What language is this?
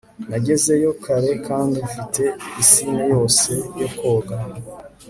Kinyarwanda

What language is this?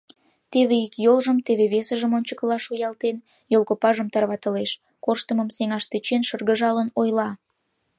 Mari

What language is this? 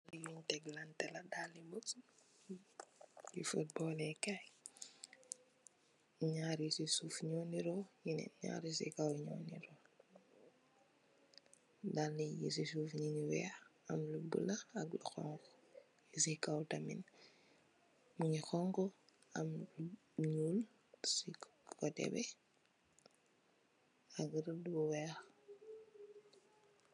Wolof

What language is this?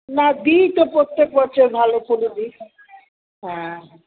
Bangla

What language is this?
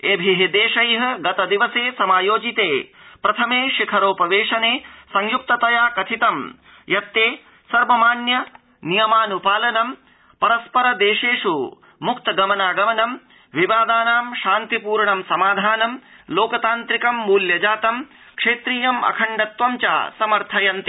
Sanskrit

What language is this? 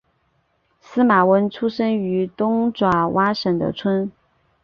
Chinese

